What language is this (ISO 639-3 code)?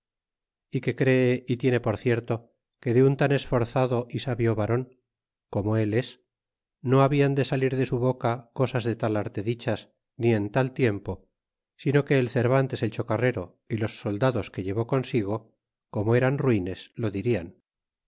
spa